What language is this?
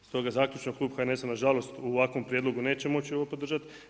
Croatian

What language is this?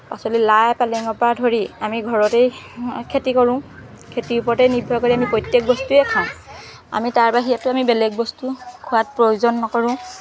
Assamese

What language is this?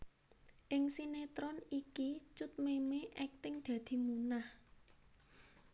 Javanese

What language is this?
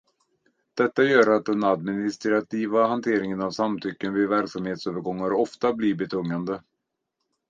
Swedish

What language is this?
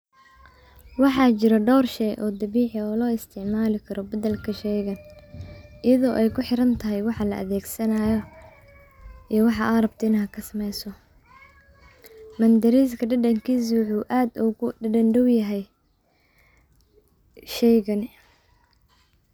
Somali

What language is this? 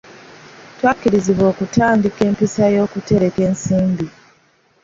Ganda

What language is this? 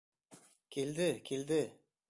Bashkir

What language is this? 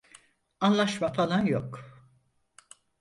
Turkish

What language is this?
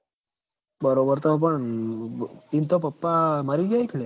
Gujarati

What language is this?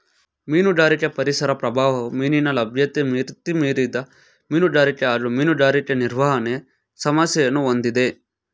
Kannada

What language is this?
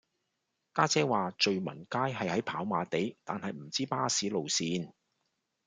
Cantonese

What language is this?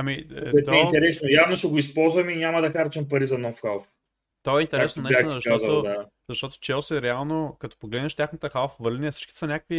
Bulgarian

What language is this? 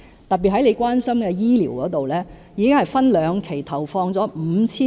Cantonese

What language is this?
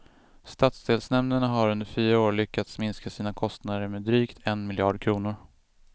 Swedish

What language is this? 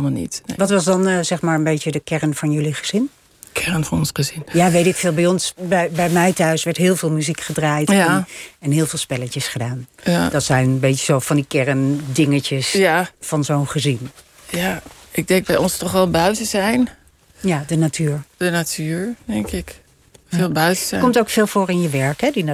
Dutch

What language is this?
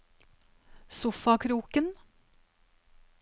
Norwegian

